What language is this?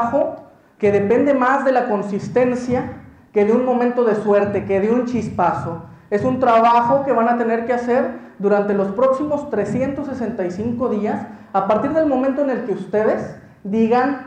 Spanish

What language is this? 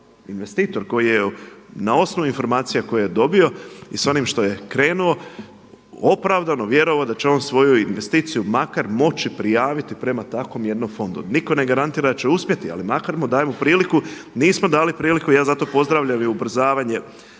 Croatian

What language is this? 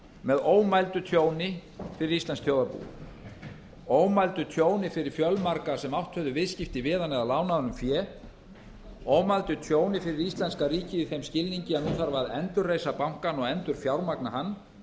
Icelandic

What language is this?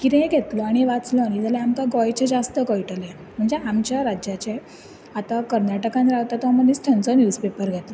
Konkani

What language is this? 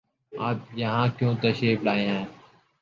Urdu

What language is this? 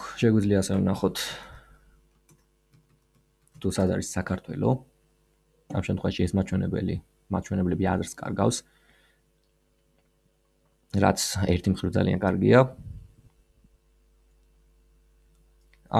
Romanian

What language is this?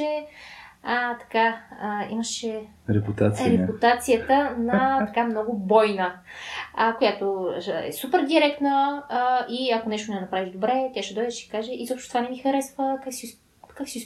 Bulgarian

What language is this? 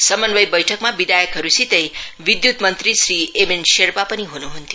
Nepali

